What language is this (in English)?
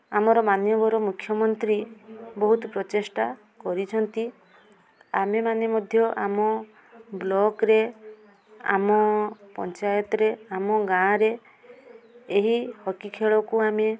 Odia